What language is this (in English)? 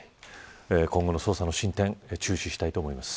Japanese